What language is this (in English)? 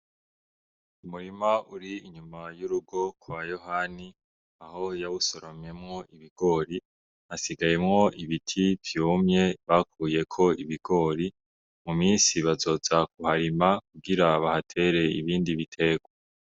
Rundi